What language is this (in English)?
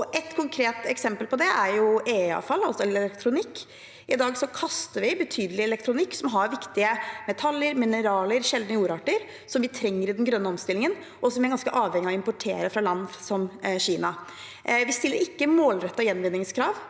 Norwegian